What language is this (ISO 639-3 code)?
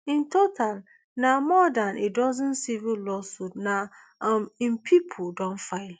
pcm